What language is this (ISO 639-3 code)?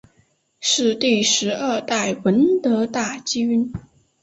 zho